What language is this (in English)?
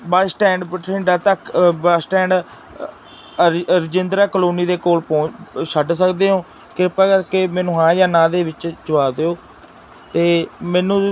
Punjabi